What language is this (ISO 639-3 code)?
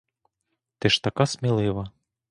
ukr